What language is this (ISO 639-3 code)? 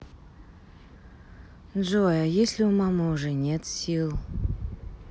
rus